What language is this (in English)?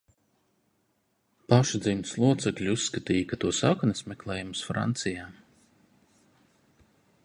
Latvian